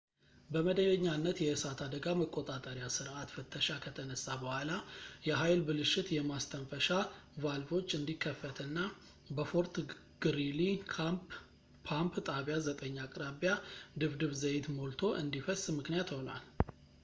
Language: Amharic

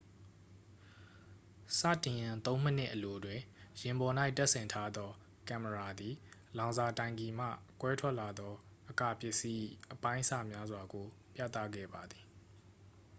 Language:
Burmese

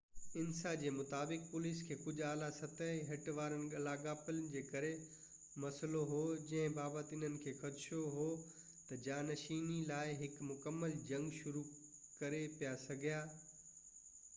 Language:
Sindhi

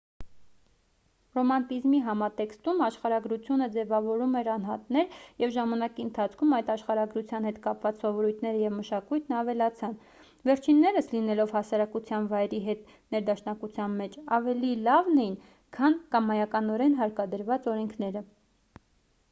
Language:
Armenian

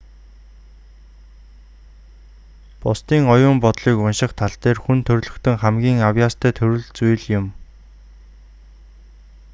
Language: Mongolian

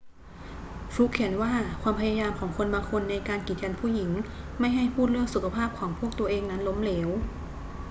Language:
Thai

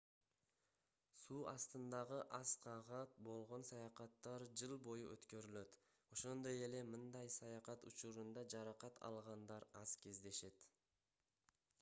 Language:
Kyrgyz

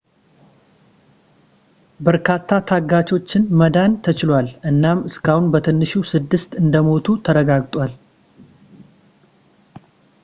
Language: Amharic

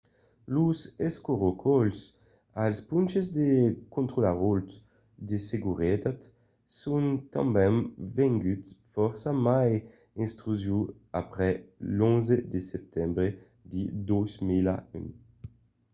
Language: Occitan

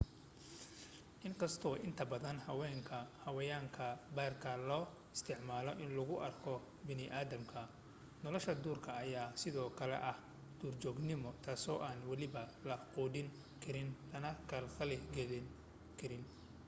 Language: Somali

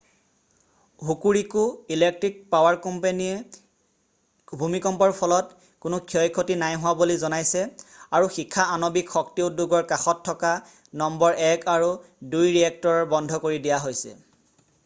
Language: Assamese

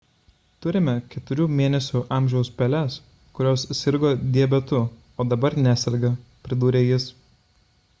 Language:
Lithuanian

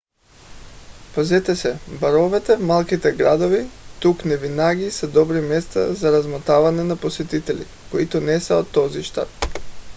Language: Bulgarian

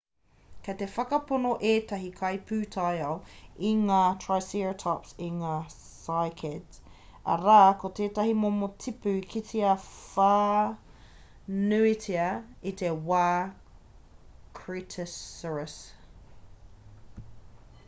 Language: Māori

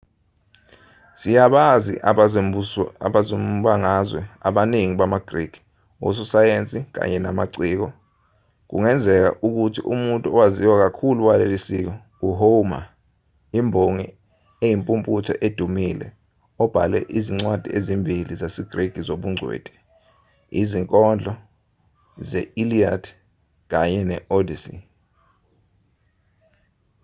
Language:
Zulu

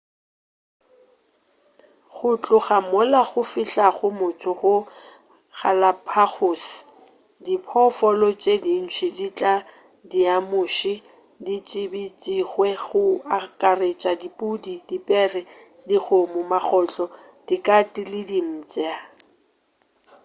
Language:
Northern Sotho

